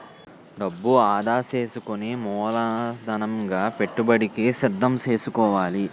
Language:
Telugu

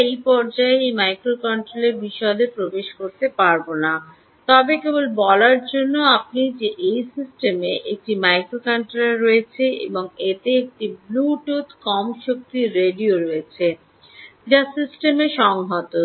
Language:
Bangla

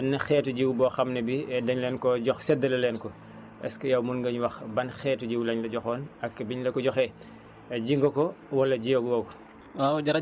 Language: Wolof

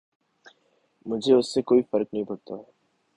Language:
Urdu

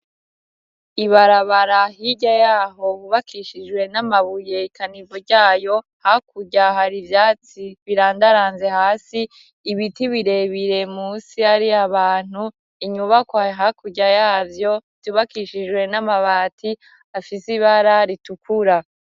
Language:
Rundi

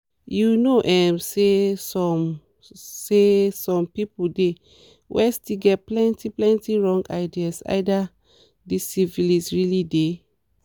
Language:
Nigerian Pidgin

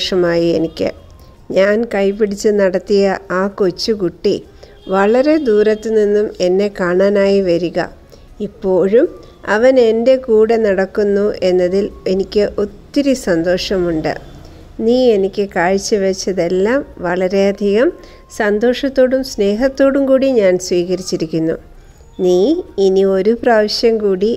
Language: Malayalam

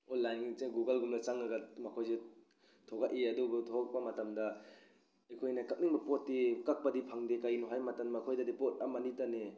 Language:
Manipuri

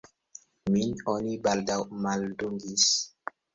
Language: Esperanto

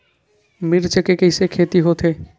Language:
Chhattisgarhi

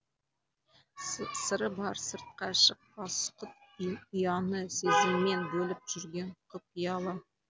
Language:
Kazakh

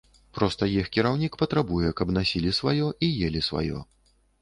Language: Belarusian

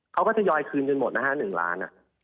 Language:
Thai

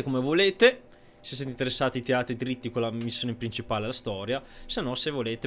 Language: Italian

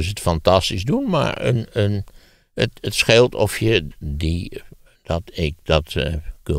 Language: Dutch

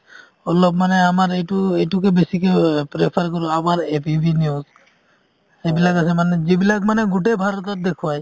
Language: Assamese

